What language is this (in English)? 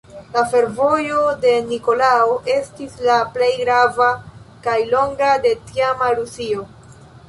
Esperanto